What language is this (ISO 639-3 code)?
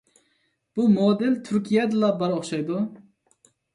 uig